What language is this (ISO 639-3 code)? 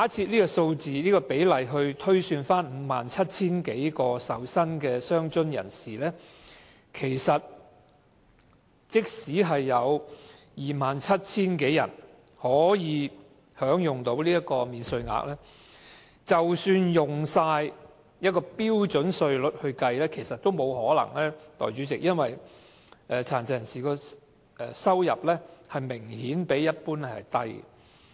yue